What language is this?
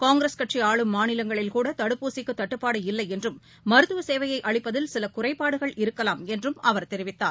Tamil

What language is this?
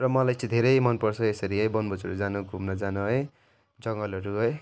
Nepali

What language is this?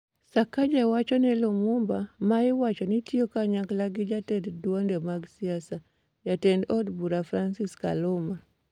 Luo (Kenya and Tanzania)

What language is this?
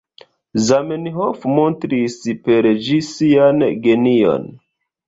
Esperanto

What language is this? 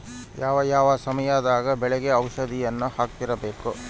Kannada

